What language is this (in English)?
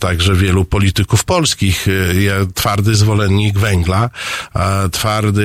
Polish